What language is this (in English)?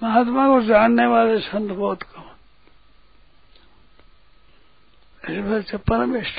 Hindi